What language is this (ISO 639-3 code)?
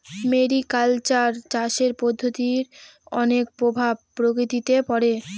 ben